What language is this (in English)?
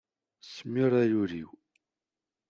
Kabyle